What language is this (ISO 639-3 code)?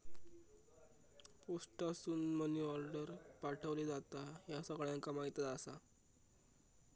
mar